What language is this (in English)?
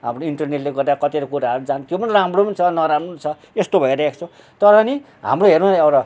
Nepali